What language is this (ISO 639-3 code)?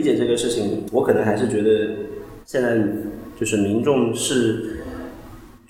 zho